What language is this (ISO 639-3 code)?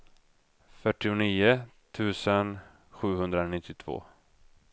swe